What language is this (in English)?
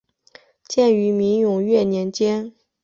Chinese